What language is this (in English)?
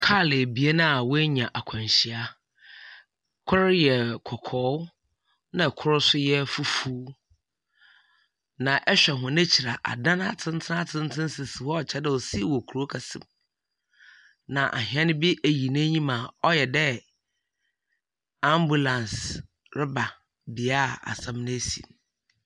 Akan